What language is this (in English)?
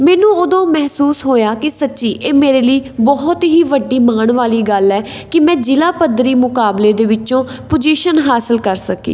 Punjabi